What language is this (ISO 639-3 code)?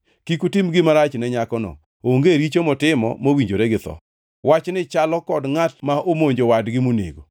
luo